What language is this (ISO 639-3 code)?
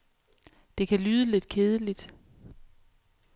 dan